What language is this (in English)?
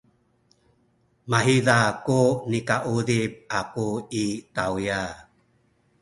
Sakizaya